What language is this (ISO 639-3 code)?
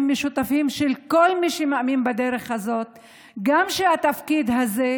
heb